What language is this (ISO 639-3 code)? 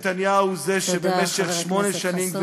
heb